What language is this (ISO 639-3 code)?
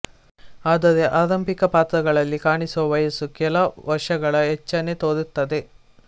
kan